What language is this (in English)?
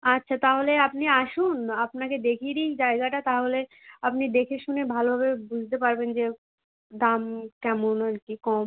Bangla